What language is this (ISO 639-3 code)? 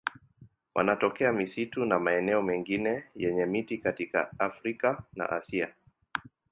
swa